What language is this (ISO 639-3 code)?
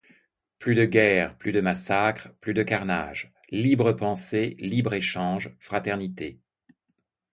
fra